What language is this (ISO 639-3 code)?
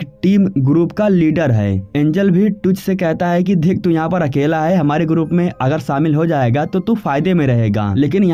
hin